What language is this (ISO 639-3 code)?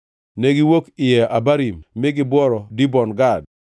luo